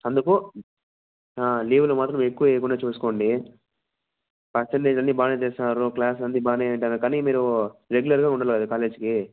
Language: Telugu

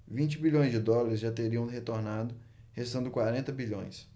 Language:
Portuguese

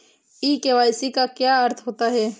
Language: Hindi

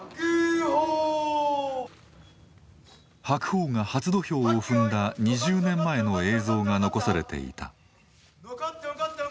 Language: Japanese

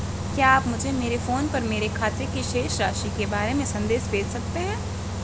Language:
Hindi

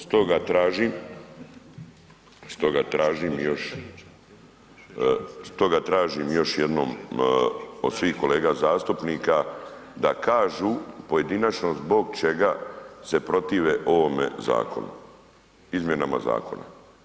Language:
Croatian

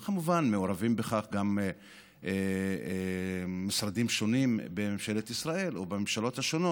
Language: Hebrew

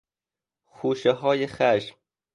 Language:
Persian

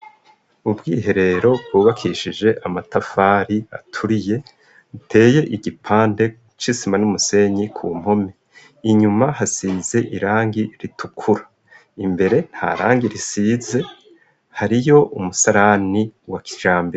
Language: Rundi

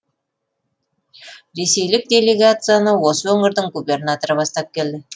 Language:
Kazakh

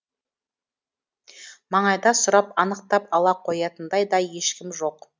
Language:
Kazakh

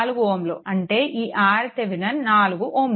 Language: Telugu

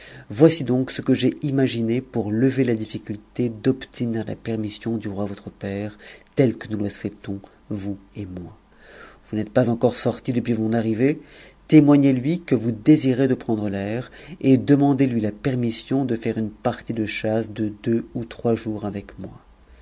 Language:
French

